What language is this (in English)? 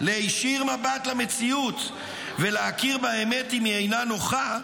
Hebrew